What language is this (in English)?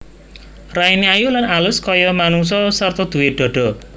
Javanese